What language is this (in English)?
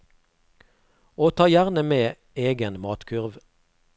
Norwegian